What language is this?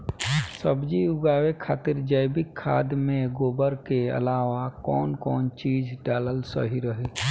Bhojpuri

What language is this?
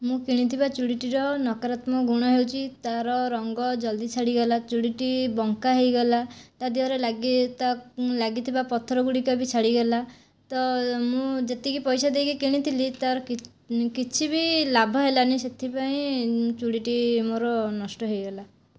Odia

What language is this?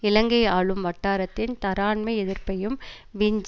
Tamil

